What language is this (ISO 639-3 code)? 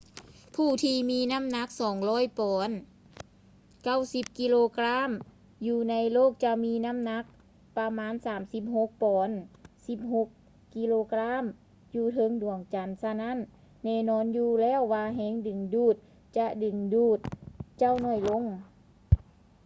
lao